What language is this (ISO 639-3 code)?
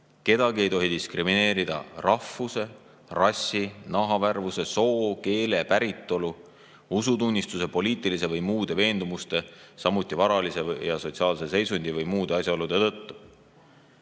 est